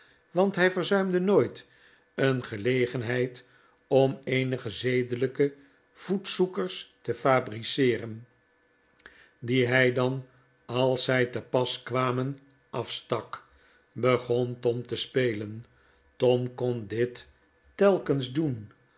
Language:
Dutch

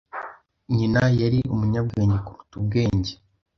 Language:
Kinyarwanda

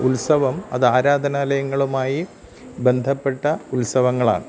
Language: Malayalam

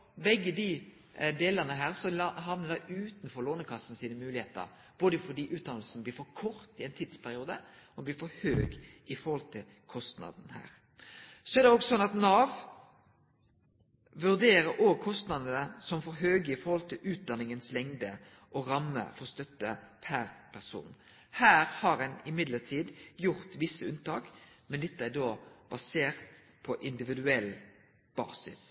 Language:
Norwegian Nynorsk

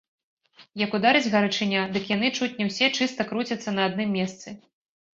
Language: Belarusian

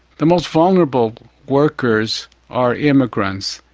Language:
English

